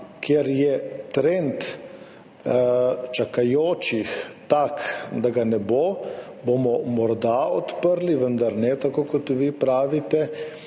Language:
Slovenian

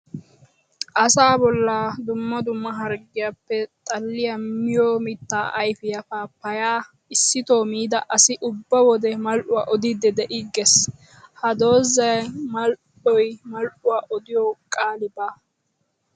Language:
Wolaytta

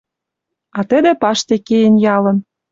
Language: Western Mari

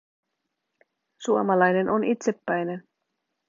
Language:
Finnish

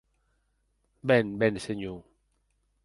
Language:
Occitan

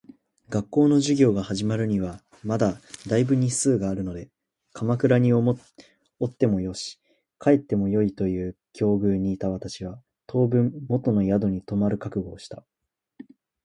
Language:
Japanese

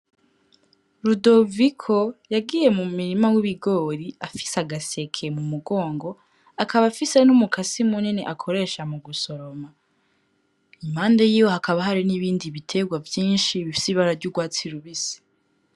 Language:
Rundi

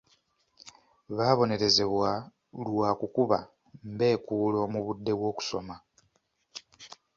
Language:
Ganda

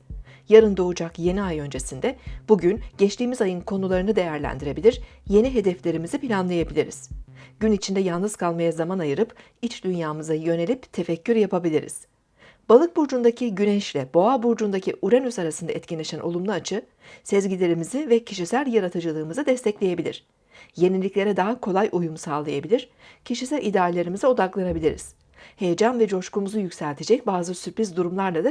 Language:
Turkish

